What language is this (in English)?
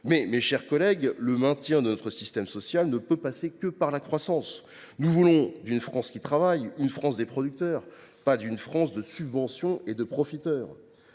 French